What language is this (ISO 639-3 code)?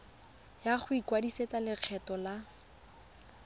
tsn